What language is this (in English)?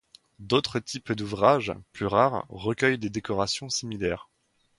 French